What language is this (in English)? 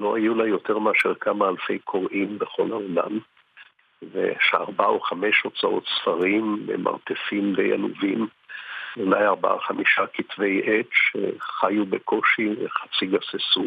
Hebrew